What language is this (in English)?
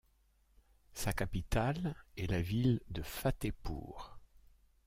French